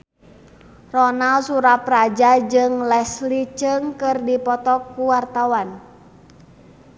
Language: Sundanese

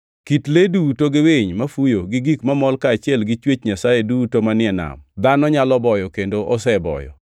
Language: Luo (Kenya and Tanzania)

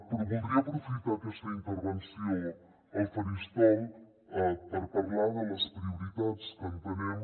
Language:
Catalan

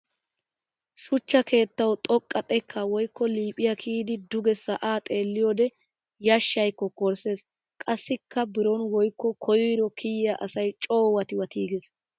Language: Wolaytta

